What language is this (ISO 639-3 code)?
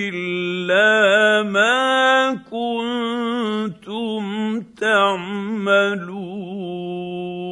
ara